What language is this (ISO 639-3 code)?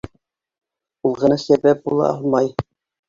bak